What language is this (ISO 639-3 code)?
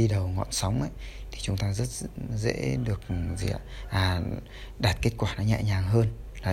vie